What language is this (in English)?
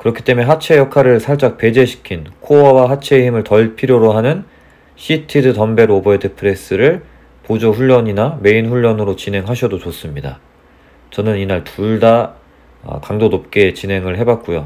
Korean